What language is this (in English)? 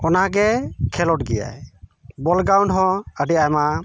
Santali